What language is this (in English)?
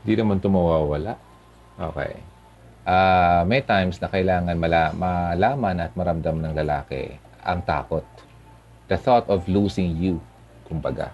Filipino